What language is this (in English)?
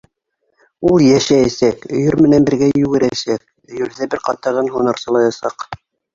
Bashkir